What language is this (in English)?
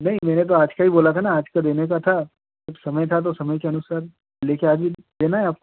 Hindi